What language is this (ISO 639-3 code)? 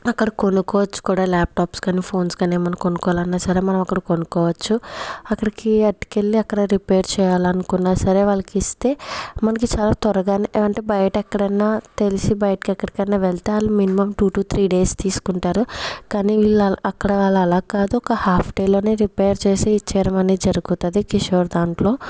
tel